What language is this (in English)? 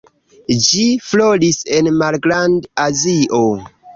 Esperanto